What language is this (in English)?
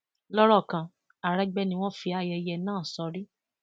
Yoruba